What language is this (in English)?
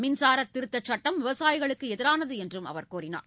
Tamil